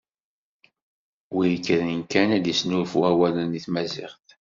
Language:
Kabyle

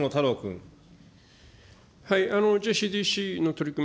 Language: Japanese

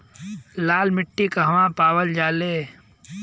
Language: Bhojpuri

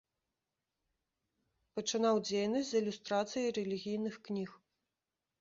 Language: Belarusian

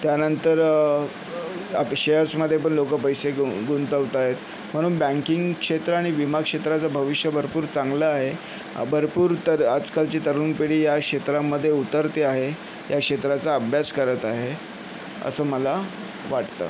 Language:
Marathi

